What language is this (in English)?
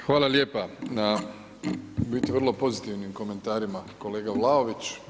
Croatian